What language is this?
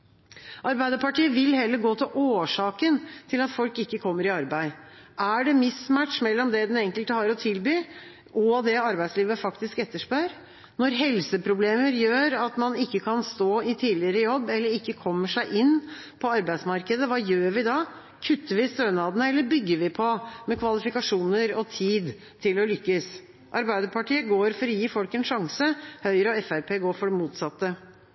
Norwegian Bokmål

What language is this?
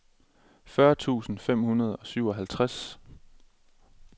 Danish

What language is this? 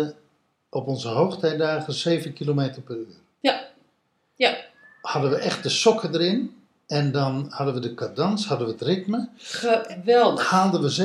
Dutch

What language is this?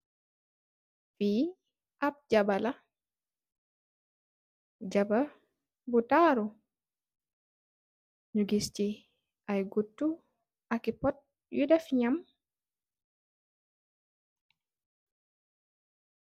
Wolof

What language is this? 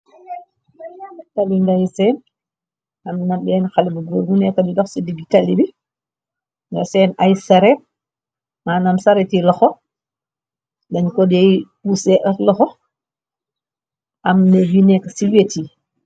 Wolof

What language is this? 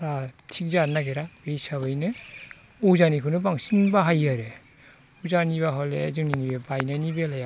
Bodo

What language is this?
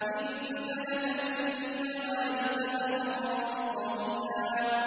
Arabic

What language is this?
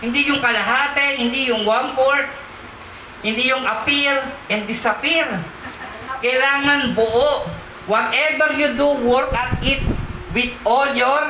Filipino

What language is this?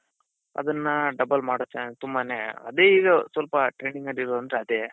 Kannada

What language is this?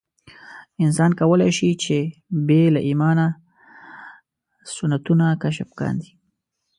Pashto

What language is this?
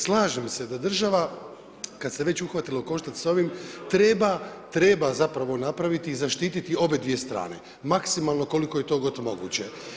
Croatian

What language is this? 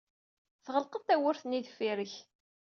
Kabyle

